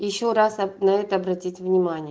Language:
Russian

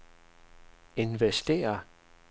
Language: Danish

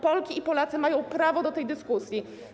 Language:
Polish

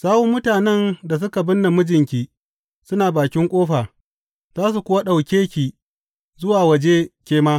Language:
Hausa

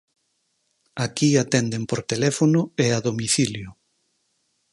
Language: Galician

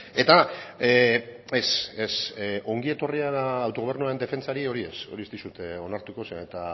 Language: Basque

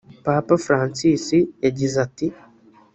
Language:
Kinyarwanda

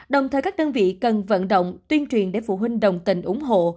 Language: Vietnamese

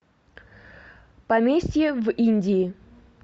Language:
Russian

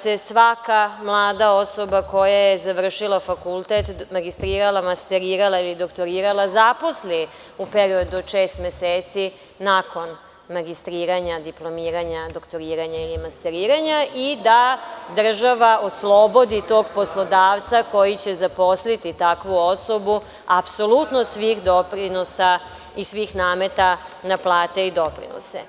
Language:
Serbian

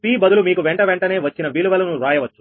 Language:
Telugu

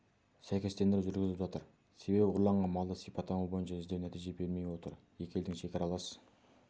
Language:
Kazakh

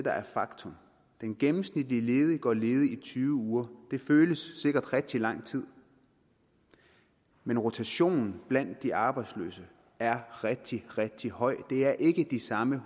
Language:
Danish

